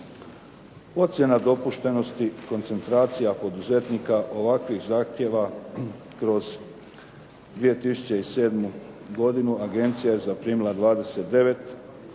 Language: Croatian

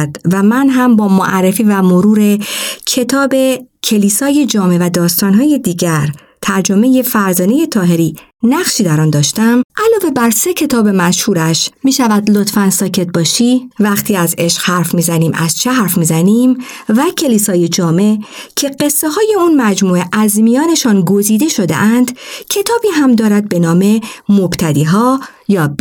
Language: Persian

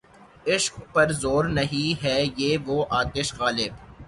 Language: Urdu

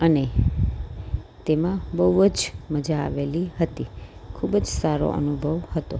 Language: Gujarati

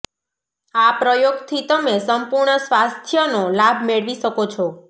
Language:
Gujarati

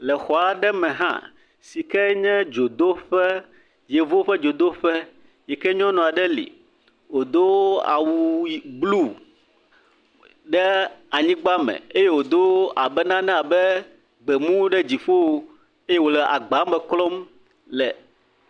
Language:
Ewe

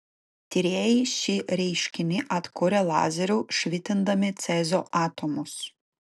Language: Lithuanian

